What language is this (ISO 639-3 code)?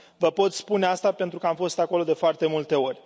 ron